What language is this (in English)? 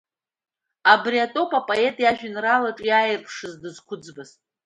Abkhazian